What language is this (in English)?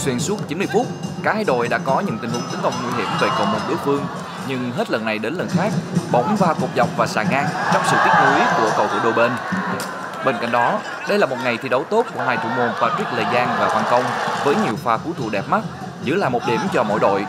Vietnamese